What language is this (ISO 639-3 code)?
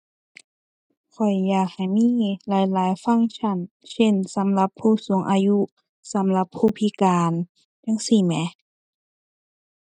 tha